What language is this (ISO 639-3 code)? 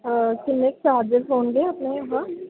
pan